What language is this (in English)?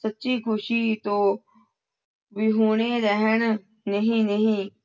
Punjabi